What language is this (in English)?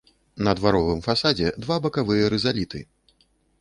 Belarusian